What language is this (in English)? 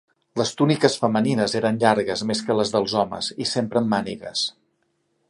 Catalan